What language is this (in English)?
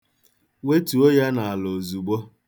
Igbo